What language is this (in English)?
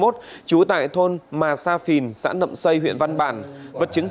Vietnamese